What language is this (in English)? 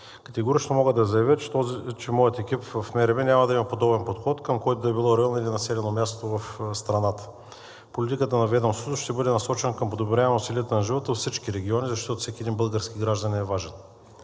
Bulgarian